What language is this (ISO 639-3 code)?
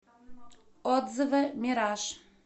rus